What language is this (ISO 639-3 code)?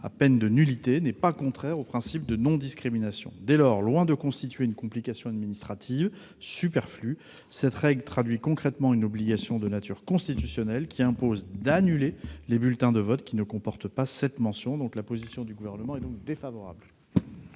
fra